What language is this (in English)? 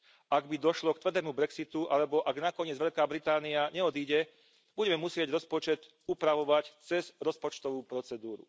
Slovak